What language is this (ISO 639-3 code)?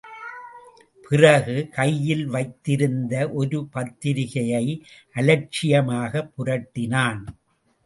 tam